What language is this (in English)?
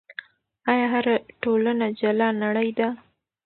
Pashto